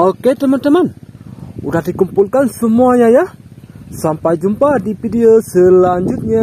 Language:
Indonesian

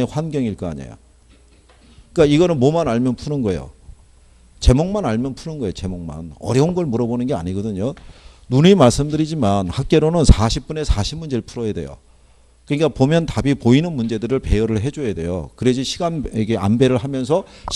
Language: Korean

